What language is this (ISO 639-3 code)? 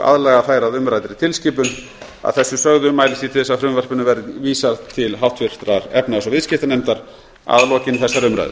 isl